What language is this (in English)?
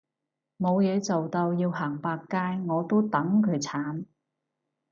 Cantonese